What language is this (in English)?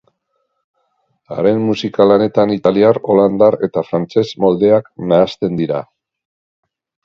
Basque